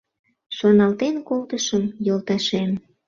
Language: Mari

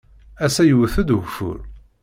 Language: Kabyle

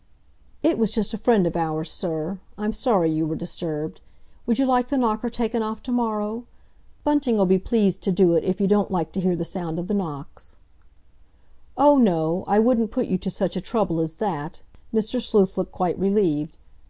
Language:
English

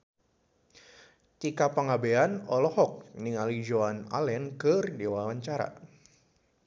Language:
Sundanese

